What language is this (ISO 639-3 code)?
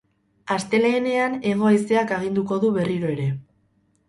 eus